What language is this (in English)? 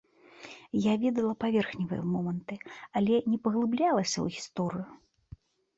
Belarusian